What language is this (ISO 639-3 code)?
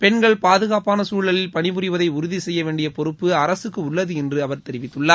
tam